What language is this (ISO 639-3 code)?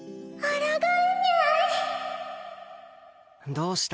jpn